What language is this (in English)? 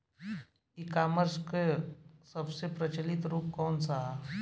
Bhojpuri